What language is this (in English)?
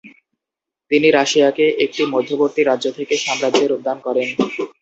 Bangla